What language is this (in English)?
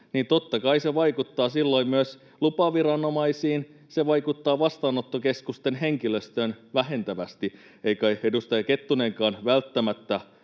Finnish